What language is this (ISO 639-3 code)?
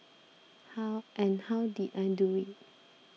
eng